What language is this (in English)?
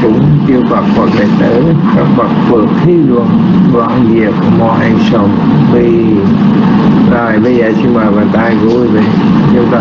Vietnamese